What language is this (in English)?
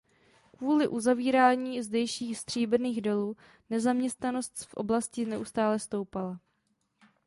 Czech